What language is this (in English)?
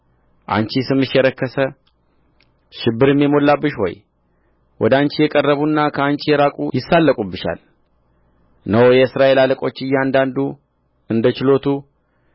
Amharic